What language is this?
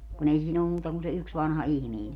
Finnish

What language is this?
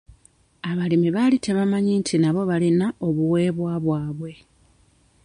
Ganda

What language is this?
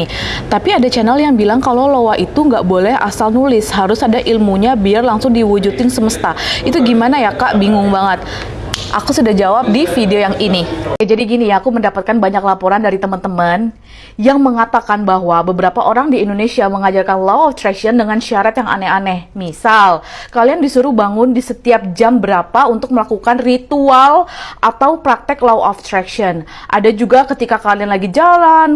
Indonesian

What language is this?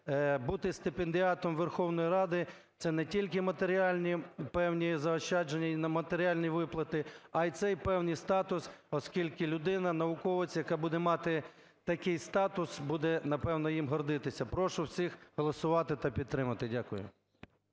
Ukrainian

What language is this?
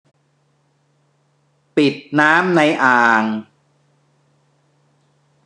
Thai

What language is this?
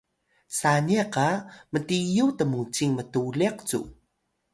Atayal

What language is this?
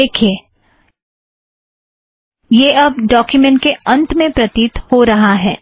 Hindi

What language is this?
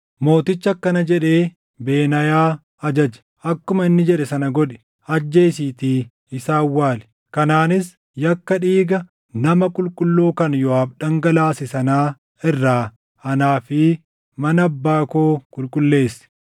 Oromo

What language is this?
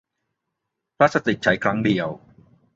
Thai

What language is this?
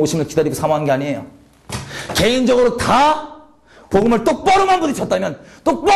Korean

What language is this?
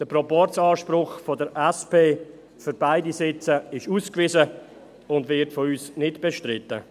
Swiss German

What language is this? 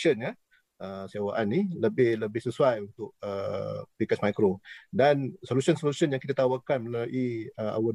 Malay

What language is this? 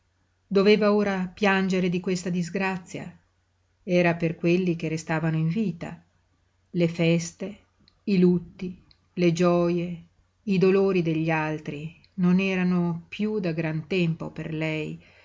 Italian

